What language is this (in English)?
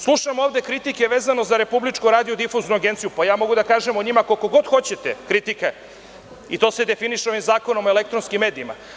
Serbian